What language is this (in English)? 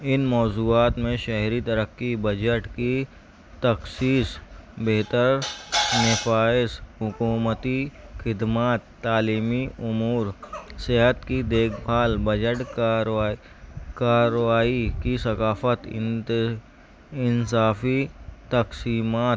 Urdu